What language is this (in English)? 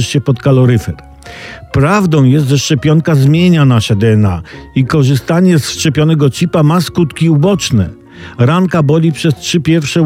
Polish